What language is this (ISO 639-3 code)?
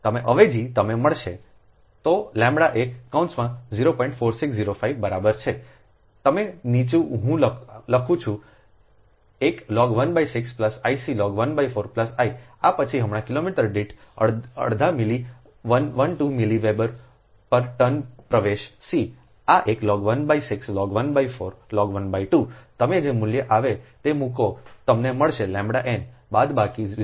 guj